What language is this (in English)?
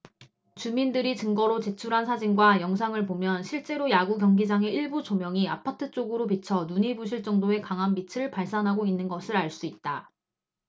Korean